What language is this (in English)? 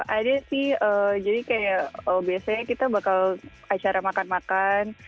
Indonesian